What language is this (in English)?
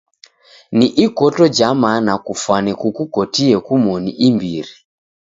Taita